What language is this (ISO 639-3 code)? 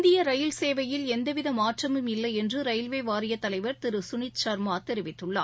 tam